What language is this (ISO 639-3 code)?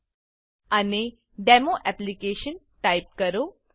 guj